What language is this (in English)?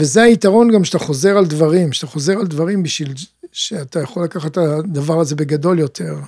Hebrew